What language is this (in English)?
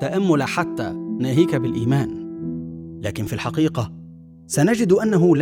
Arabic